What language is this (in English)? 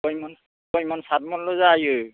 Bodo